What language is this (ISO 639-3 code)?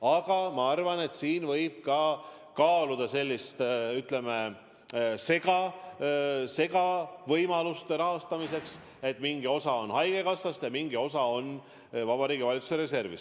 est